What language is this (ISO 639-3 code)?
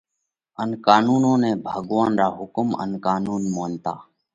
kvx